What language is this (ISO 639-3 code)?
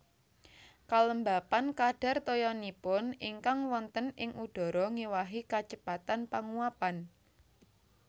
jav